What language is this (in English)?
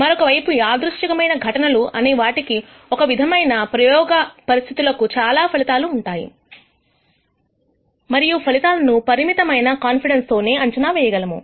Telugu